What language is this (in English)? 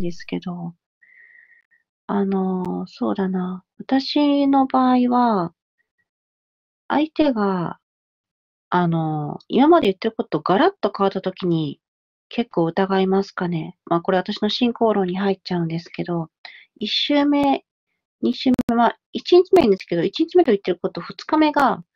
Japanese